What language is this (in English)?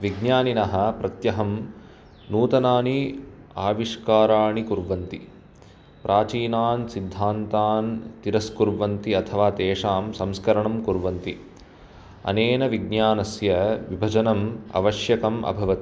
Sanskrit